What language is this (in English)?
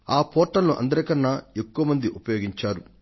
Telugu